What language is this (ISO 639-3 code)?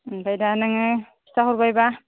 brx